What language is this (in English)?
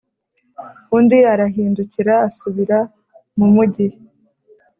Kinyarwanda